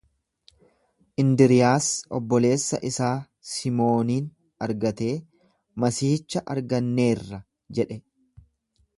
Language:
Oromo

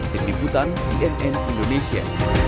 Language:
Indonesian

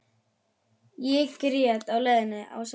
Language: Icelandic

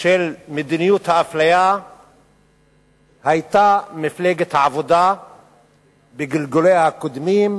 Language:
Hebrew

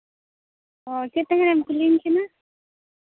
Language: Santali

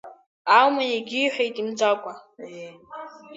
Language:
Abkhazian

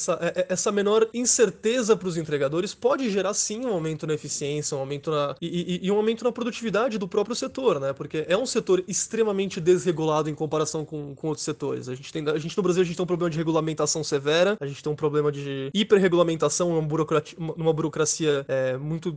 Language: Portuguese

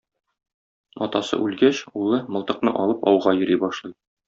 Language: Tatar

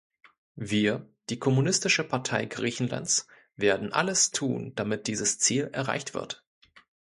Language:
German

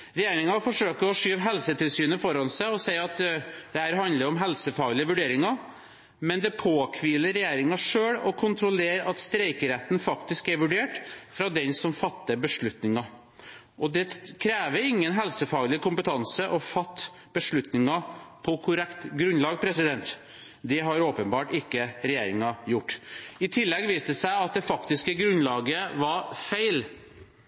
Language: Norwegian Bokmål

